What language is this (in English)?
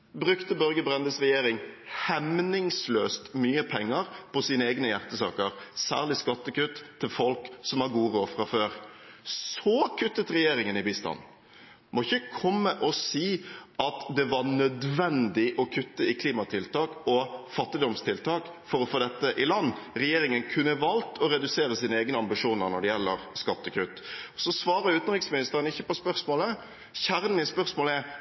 Norwegian Bokmål